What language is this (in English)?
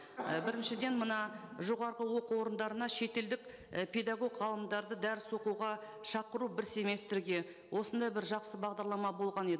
Kazakh